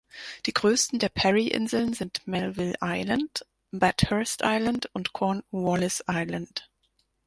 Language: German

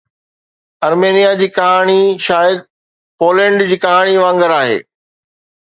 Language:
Sindhi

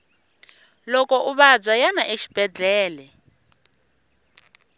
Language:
Tsonga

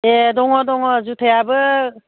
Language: Bodo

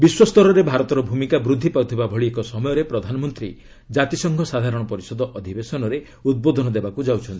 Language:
Odia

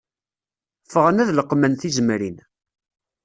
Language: Kabyle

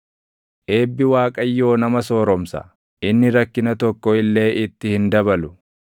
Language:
Oromo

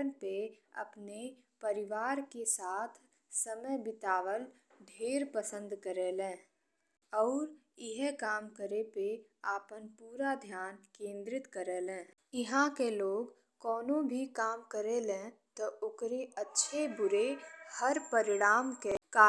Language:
Bhojpuri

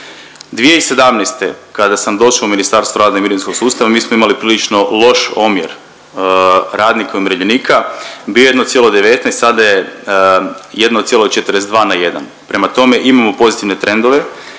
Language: Croatian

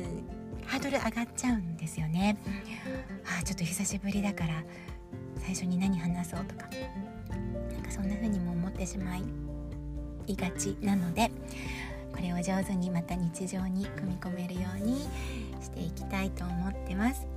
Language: Japanese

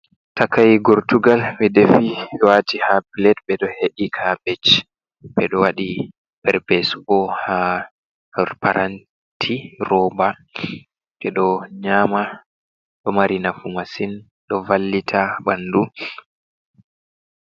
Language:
Fula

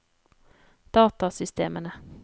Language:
Norwegian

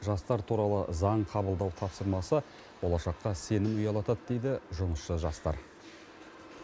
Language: Kazakh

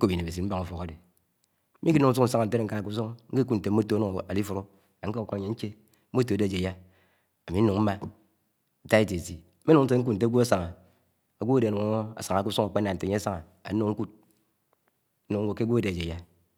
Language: Anaang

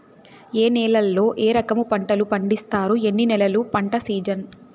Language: Telugu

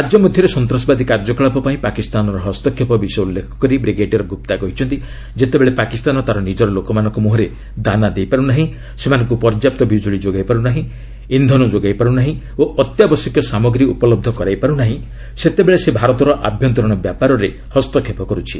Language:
Odia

